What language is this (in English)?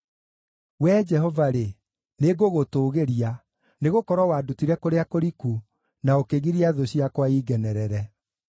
Kikuyu